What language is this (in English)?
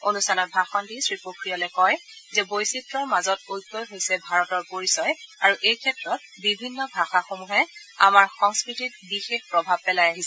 Assamese